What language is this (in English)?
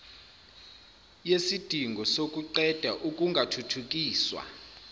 Zulu